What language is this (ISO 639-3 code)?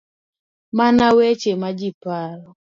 luo